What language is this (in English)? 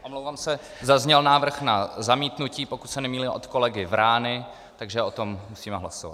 Czech